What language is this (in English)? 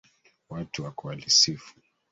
Swahili